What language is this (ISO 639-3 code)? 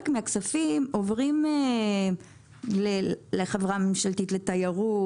heb